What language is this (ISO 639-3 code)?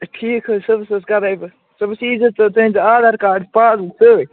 kas